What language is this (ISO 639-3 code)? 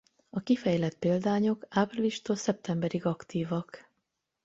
hun